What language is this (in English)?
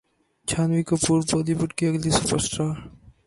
Urdu